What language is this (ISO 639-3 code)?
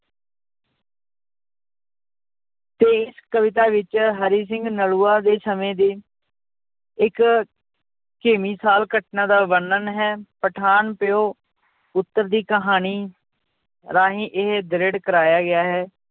pan